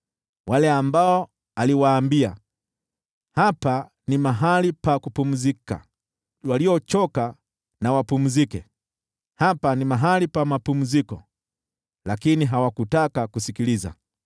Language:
Swahili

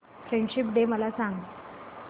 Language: Marathi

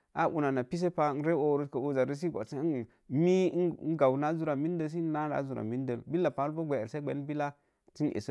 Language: Mom Jango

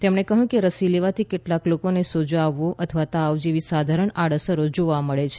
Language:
Gujarati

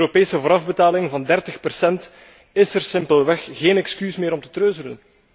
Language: Dutch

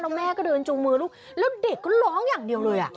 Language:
Thai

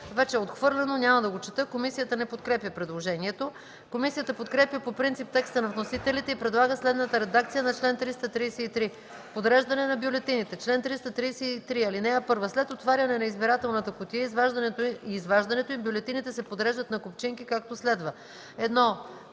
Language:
Bulgarian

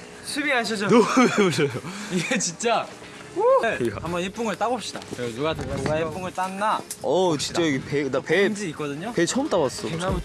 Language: Korean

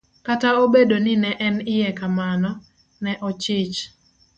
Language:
Luo (Kenya and Tanzania)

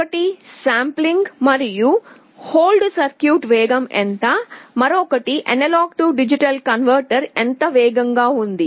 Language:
Telugu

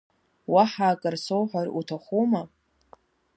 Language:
Abkhazian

